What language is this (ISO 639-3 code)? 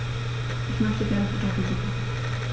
deu